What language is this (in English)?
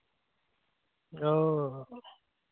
Santali